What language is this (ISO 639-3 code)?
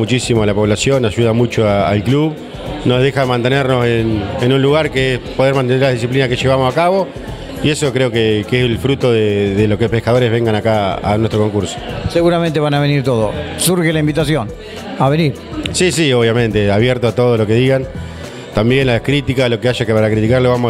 spa